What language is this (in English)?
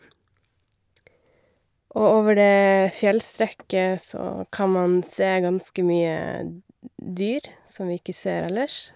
Norwegian